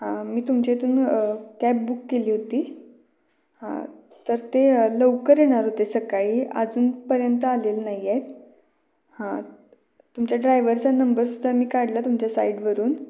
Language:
Marathi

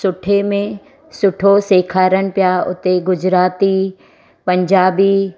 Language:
Sindhi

